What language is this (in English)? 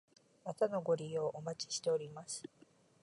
Japanese